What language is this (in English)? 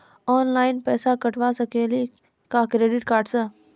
Maithili